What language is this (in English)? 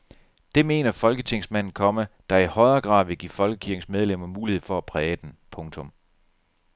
Danish